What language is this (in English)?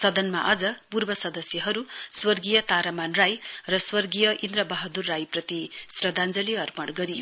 Nepali